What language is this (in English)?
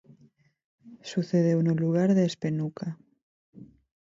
Galician